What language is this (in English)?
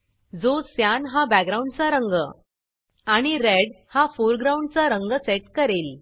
Marathi